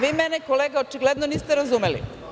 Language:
Serbian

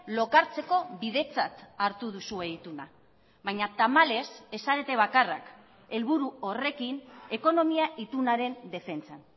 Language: Basque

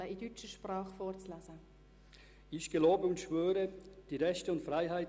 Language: Swiss German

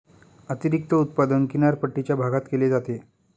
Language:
Marathi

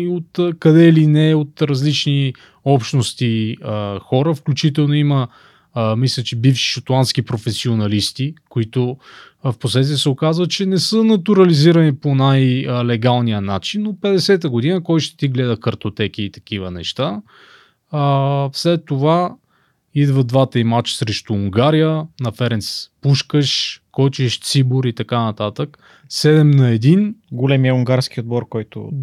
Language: Bulgarian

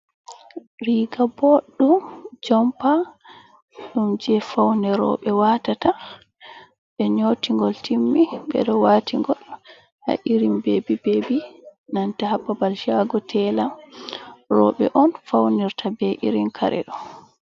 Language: Fula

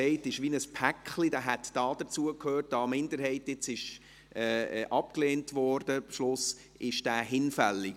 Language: Swiss German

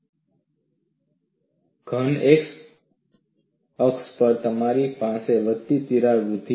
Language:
Gujarati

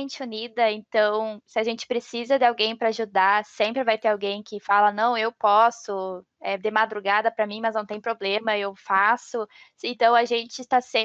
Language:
Portuguese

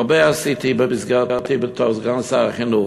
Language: Hebrew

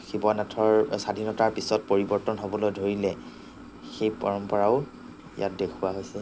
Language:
Assamese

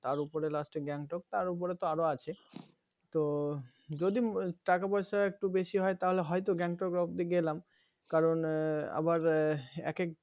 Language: Bangla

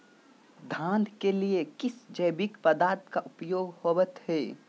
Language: Magahi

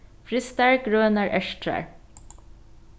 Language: Faroese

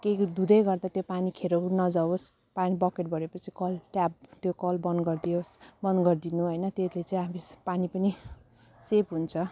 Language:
Nepali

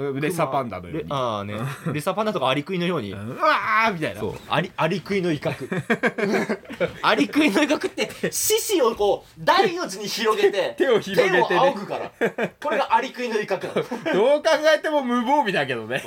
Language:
Japanese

